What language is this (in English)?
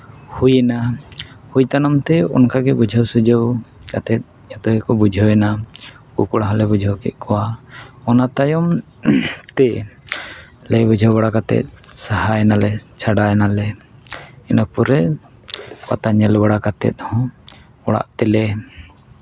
Santali